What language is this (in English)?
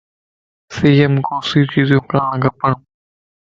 Lasi